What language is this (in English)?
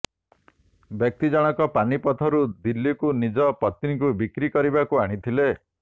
Odia